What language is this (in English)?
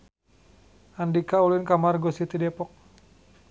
Sundanese